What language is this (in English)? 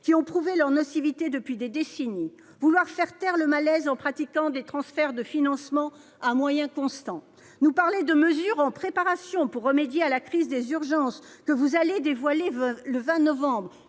French